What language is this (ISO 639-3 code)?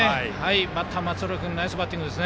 jpn